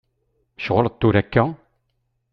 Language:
Kabyle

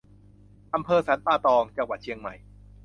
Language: Thai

